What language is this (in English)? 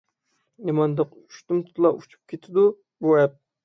Uyghur